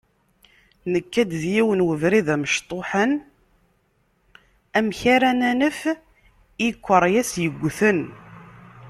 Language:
Kabyle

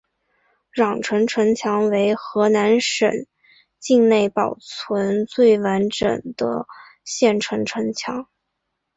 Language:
Chinese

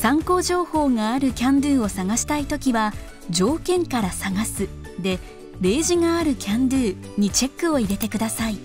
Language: Japanese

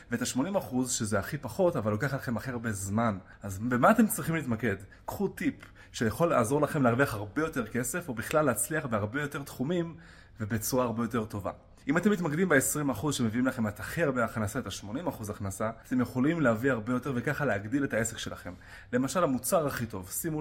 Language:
Hebrew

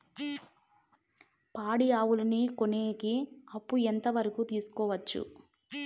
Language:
Telugu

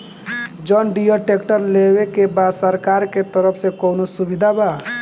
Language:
Bhojpuri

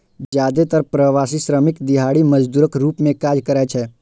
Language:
Maithili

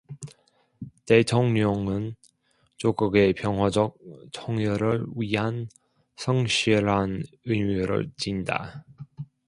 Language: Korean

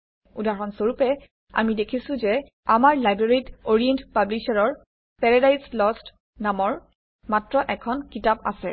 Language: Assamese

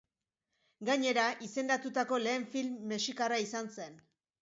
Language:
Basque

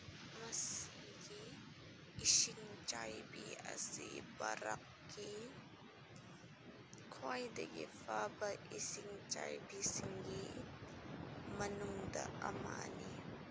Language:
Manipuri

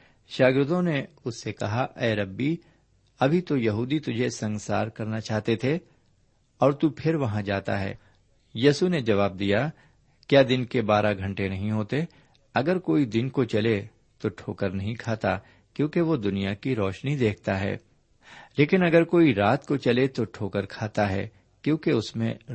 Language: Urdu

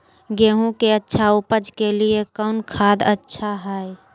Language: Magahi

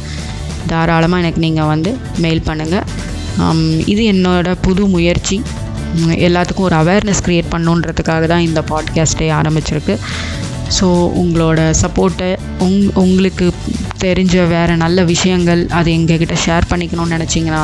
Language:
Tamil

